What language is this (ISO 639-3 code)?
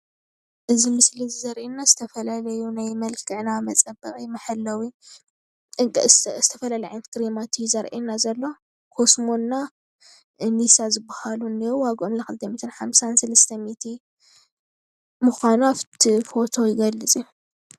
tir